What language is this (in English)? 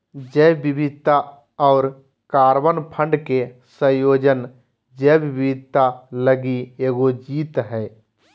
Magahi